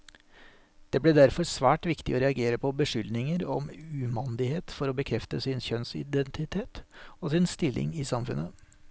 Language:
Norwegian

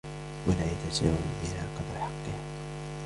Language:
Arabic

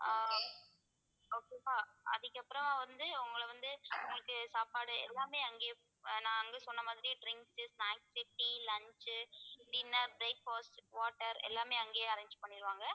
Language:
Tamil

